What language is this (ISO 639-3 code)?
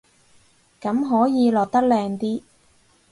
yue